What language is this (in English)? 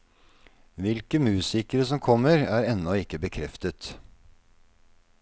Norwegian